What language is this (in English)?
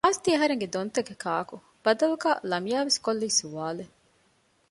Divehi